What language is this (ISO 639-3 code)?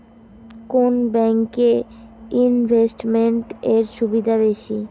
ben